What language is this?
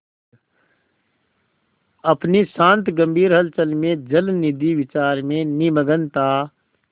Hindi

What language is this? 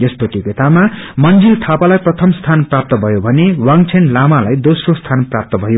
Nepali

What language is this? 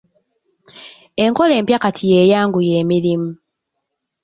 Ganda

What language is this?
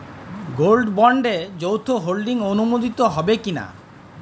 Bangla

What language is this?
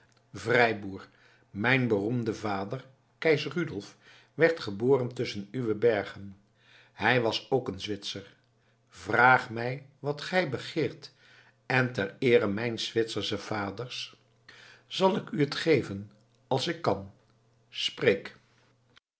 Dutch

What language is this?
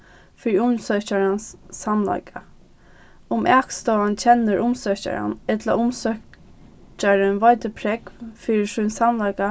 Faroese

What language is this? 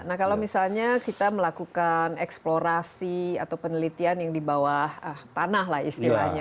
Indonesian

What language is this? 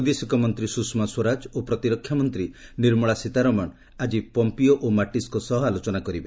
Odia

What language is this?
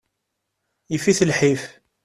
Kabyle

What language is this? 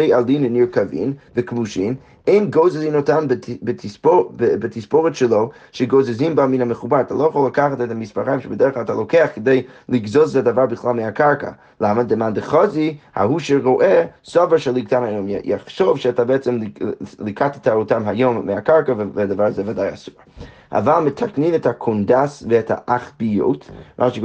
Hebrew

